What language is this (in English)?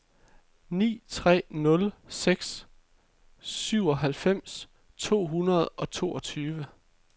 Danish